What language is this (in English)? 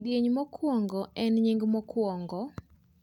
Luo (Kenya and Tanzania)